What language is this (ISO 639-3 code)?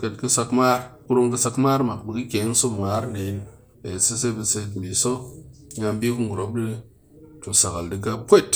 cky